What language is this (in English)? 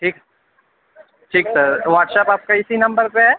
Urdu